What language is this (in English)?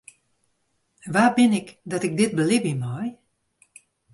Western Frisian